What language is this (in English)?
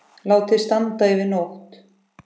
Icelandic